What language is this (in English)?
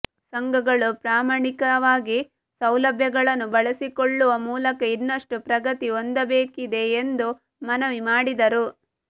Kannada